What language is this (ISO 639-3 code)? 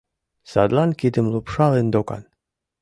chm